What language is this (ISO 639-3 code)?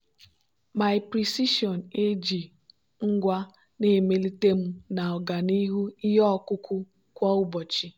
ibo